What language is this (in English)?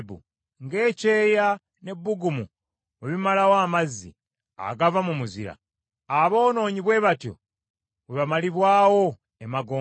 Ganda